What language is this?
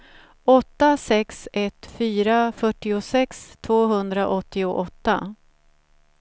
Swedish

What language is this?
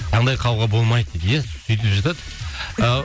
Kazakh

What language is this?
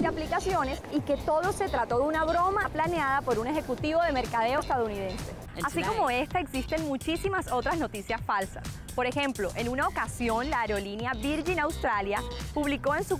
Spanish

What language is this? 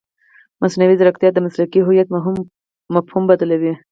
Pashto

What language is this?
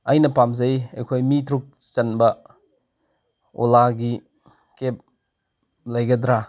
Manipuri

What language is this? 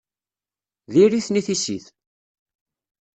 Kabyle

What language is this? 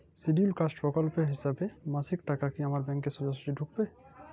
Bangla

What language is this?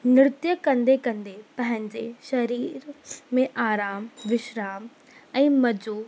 Sindhi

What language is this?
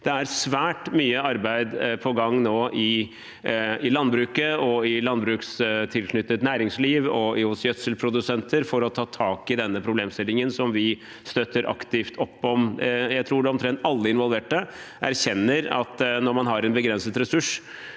Norwegian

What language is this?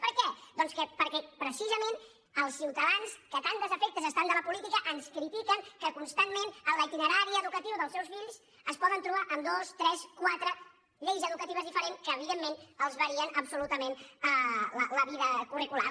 Catalan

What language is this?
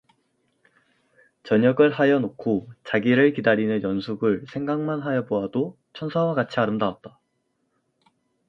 Korean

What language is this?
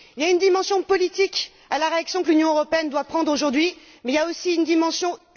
French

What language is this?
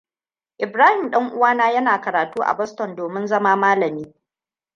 Hausa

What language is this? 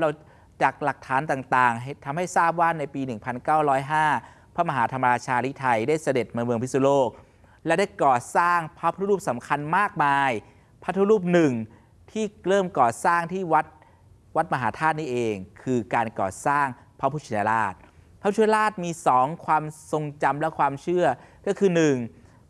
Thai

